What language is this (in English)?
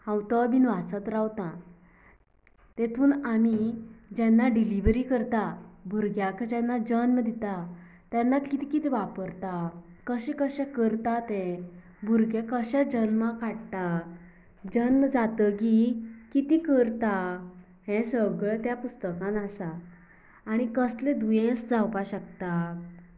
Konkani